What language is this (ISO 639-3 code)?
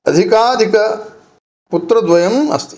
san